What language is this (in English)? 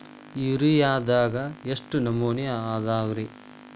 Kannada